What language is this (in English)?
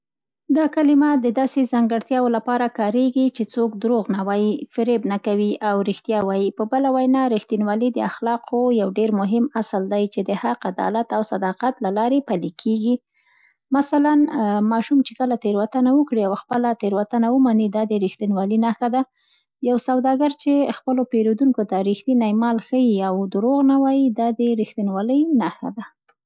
Central Pashto